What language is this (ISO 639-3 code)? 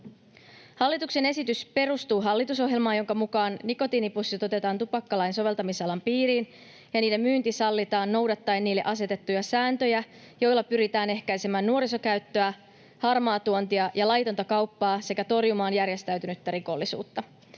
fin